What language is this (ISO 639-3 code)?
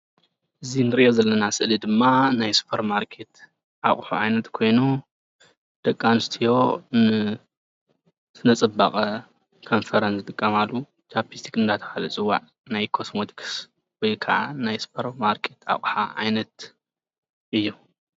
tir